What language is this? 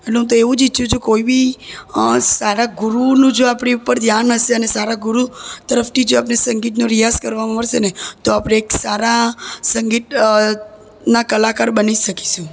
Gujarati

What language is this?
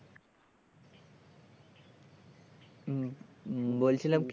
Bangla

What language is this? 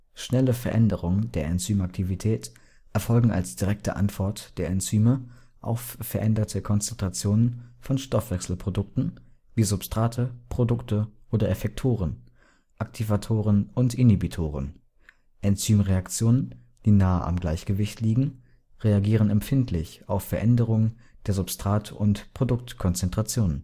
German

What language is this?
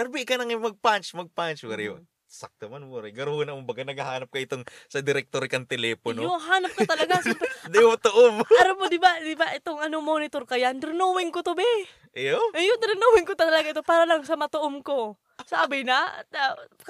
Filipino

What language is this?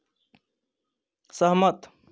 Hindi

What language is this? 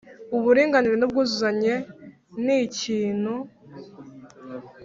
Kinyarwanda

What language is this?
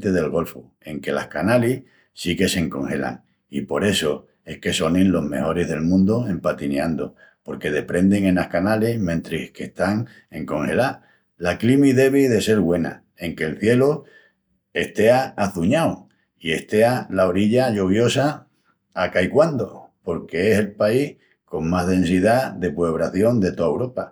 Extremaduran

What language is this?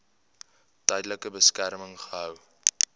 Afrikaans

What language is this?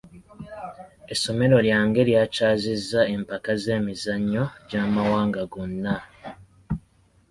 Ganda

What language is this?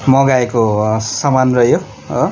Nepali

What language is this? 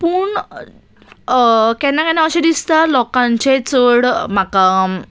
Konkani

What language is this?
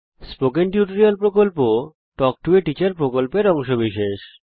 Bangla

